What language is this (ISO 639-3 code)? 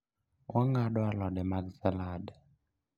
luo